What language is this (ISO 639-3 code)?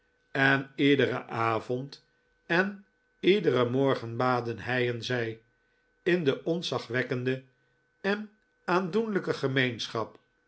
nld